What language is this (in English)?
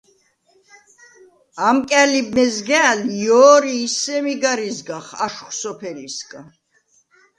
Svan